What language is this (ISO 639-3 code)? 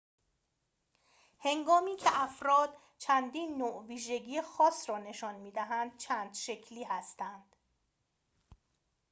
fas